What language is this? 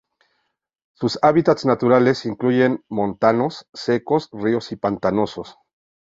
Spanish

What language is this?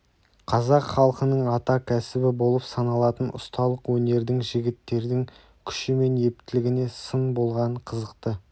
Kazakh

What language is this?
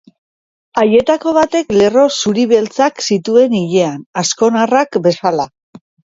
Basque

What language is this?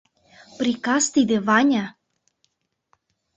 Mari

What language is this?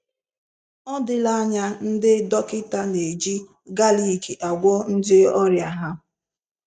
Igbo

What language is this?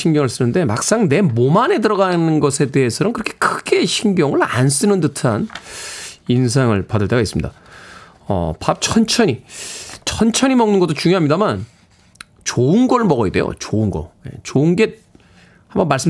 Korean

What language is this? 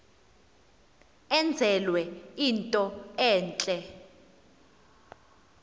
Xhosa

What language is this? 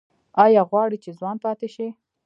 Pashto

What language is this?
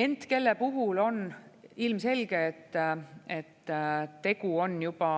Estonian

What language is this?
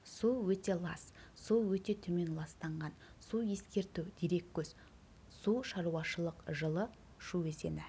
Kazakh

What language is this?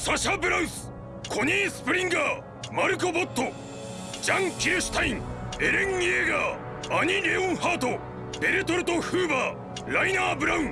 Japanese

